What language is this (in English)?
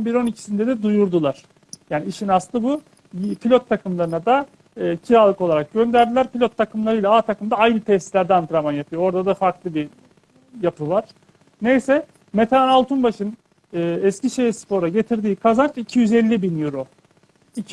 Turkish